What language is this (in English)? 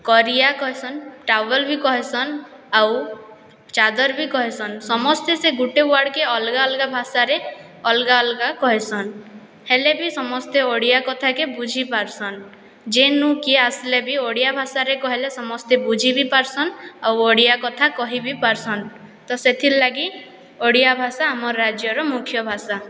Odia